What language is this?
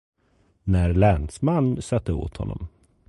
Swedish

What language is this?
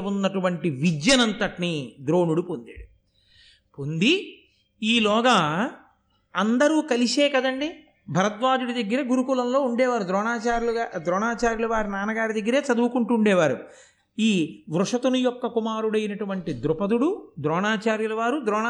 Telugu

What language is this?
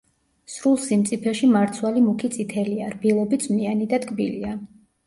Georgian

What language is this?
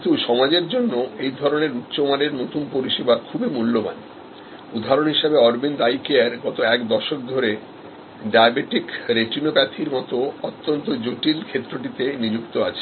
Bangla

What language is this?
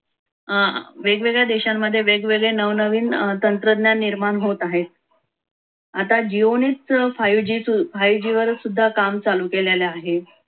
Marathi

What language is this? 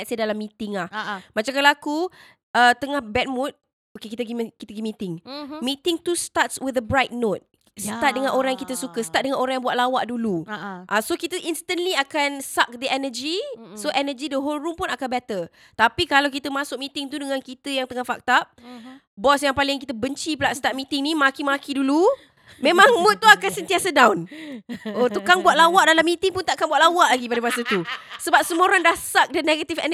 Malay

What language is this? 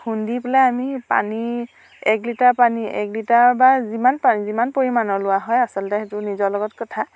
Assamese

